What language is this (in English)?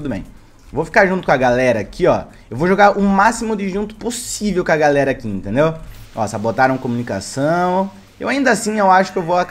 Portuguese